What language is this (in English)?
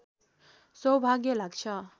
Nepali